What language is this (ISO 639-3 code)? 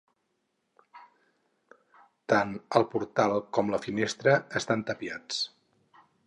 cat